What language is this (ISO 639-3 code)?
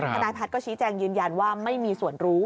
tha